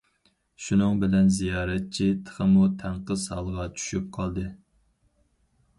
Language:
Uyghur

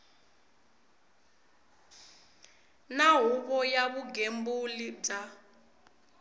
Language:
Tsonga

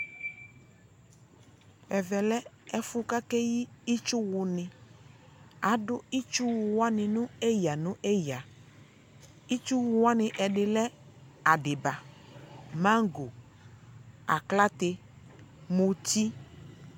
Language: Ikposo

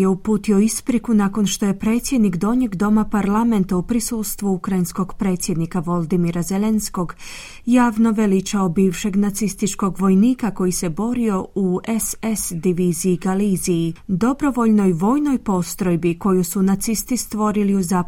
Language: Croatian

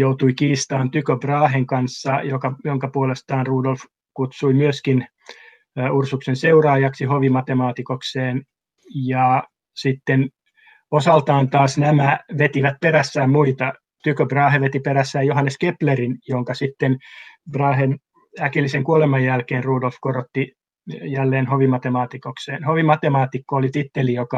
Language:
Finnish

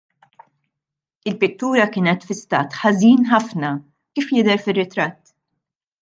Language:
Maltese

